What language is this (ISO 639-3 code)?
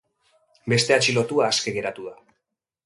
eus